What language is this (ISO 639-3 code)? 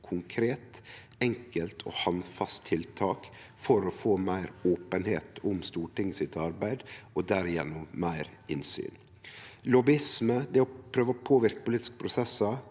nor